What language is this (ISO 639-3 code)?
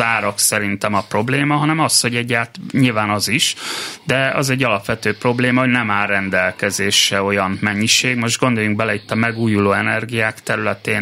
hun